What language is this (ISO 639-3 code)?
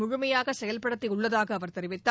tam